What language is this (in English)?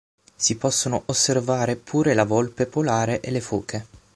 Italian